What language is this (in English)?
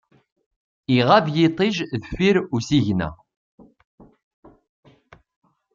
Kabyle